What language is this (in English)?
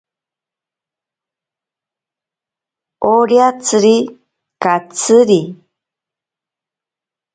Ashéninka Perené